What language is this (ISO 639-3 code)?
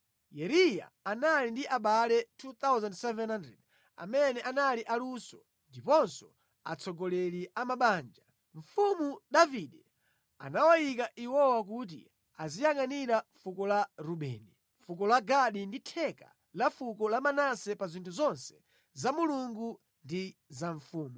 nya